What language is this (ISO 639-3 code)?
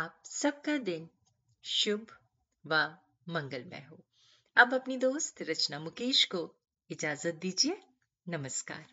hin